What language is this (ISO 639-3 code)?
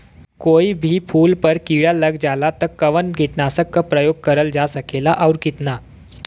bho